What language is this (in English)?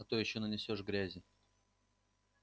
Russian